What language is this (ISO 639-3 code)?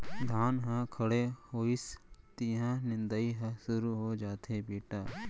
hne